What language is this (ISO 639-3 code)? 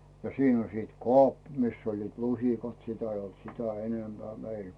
fin